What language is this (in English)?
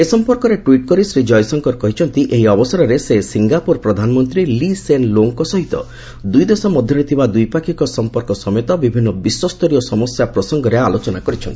Odia